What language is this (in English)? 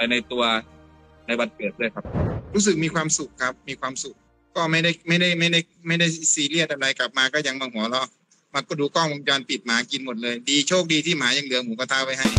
Thai